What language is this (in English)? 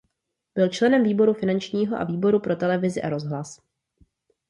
Czech